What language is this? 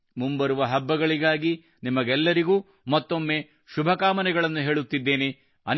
Kannada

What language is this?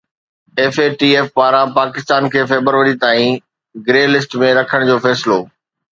Sindhi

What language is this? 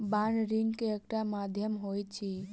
Maithili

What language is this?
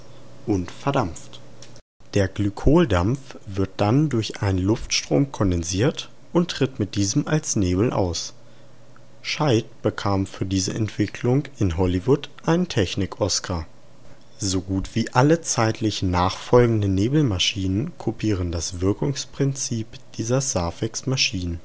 German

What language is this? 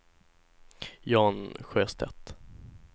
Swedish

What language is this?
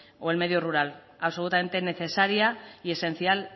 Spanish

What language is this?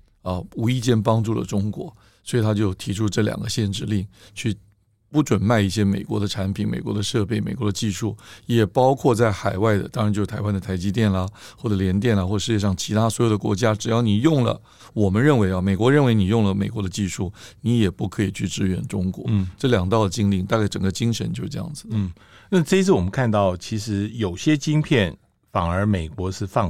Chinese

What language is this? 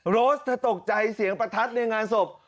Thai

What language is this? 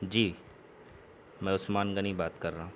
Urdu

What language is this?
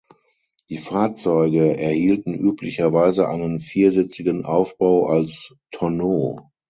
German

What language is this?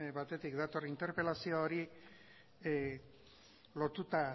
Basque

